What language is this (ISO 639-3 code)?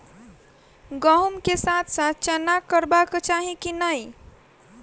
mai